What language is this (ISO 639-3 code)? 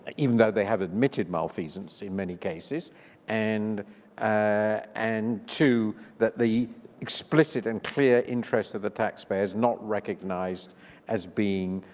eng